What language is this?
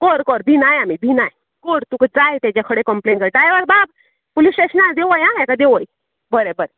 Konkani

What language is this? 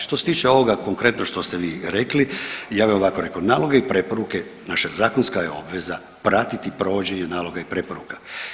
Croatian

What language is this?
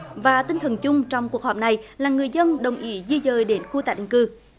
Vietnamese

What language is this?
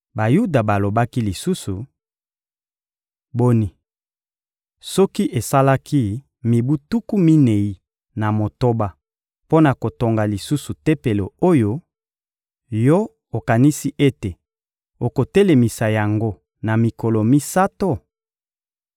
Lingala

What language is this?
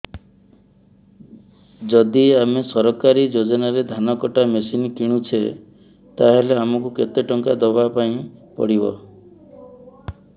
Odia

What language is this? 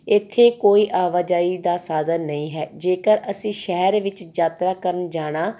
Punjabi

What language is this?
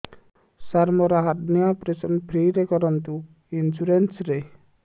Odia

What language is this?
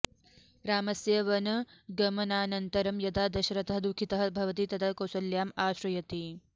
Sanskrit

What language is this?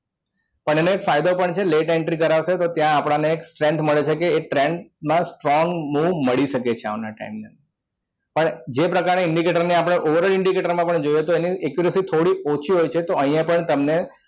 Gujarati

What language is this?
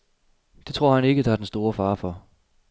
Danish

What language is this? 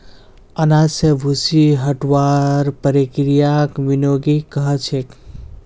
Magahi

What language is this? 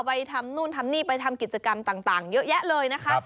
Thai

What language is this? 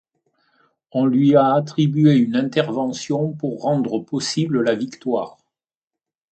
French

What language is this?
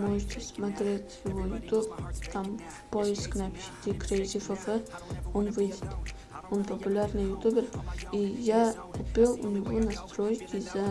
Russian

